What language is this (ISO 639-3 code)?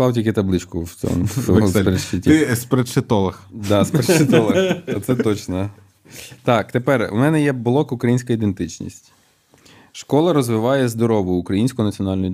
ukr